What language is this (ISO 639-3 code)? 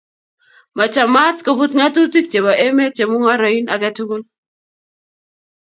kln